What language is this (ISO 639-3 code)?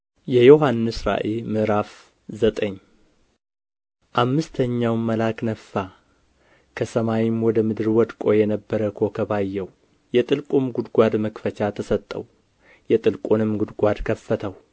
amh